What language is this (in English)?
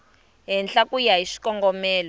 Tsonga